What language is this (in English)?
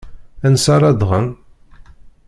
Kabyle